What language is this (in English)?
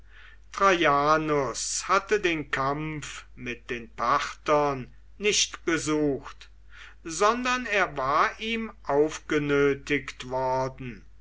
German